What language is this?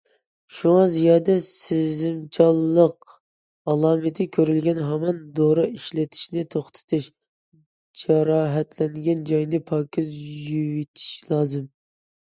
Uyghur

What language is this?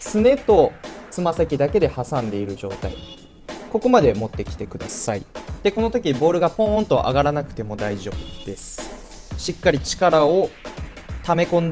Japanese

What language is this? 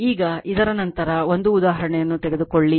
Kannada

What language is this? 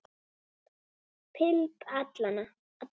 Icelandic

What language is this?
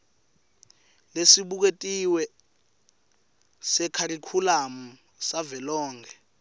Swati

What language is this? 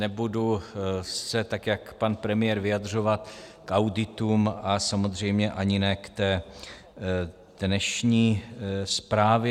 Czech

